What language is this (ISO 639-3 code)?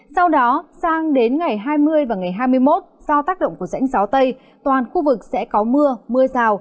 vie